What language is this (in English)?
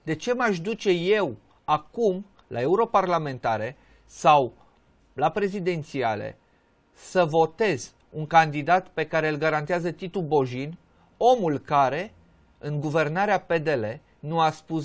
Romanian